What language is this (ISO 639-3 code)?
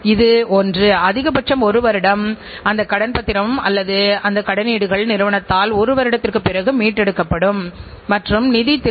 tam